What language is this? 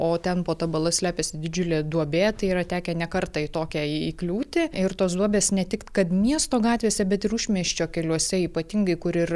Lithuanian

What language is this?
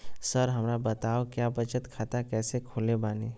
Magahi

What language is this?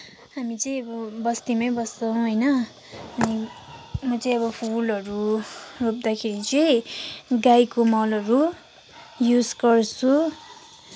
Nepali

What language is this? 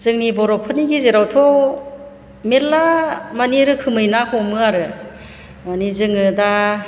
Bodo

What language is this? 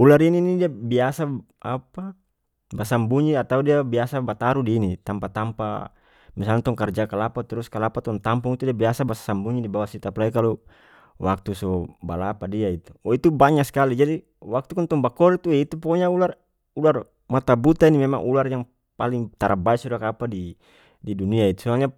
North Moluccan Malay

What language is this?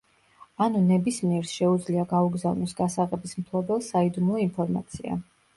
Georgian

